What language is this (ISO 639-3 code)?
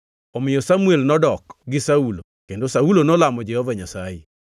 luo